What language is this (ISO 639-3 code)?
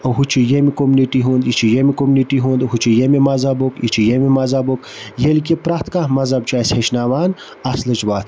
kas